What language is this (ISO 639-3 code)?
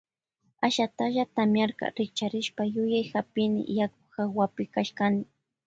qvj